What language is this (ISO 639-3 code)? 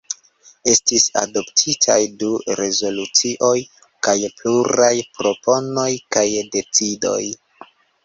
epo